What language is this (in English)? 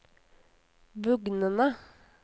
Norwegian